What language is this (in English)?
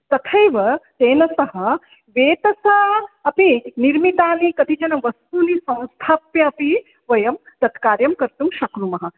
Sanskrit